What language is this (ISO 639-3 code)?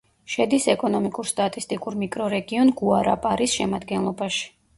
kat